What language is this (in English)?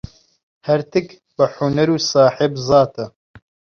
Central Kurdish